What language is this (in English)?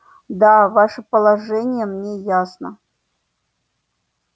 Russian